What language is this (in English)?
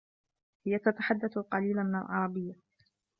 Arabic